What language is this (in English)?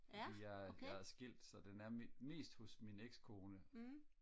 Danish